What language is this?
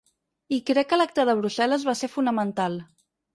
Catalan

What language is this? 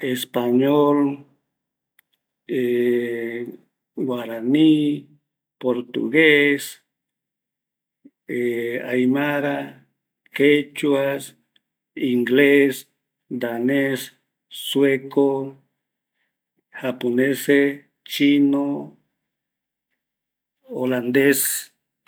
Eastern Bolivian Guaraní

